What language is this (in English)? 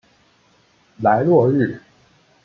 Chinese